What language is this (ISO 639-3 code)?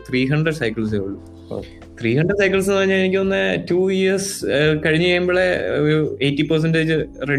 mal